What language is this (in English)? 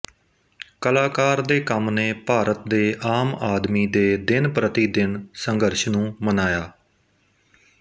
Punjabi